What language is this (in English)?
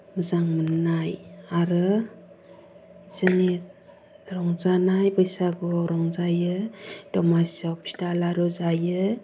Bodo